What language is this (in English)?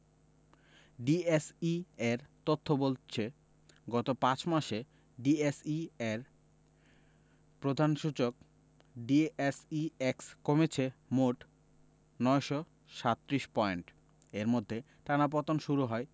Bangla